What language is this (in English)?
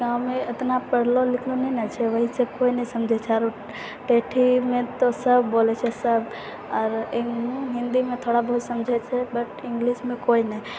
Maithili